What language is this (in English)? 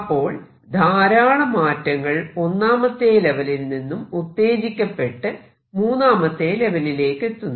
Malayalam